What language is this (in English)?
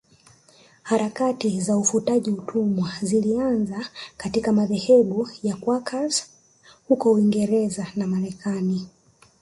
Swahili